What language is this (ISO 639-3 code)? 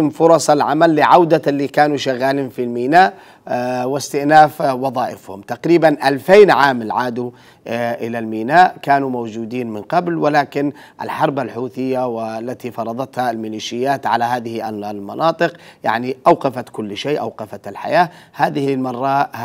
ara